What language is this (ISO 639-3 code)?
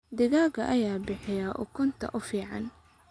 som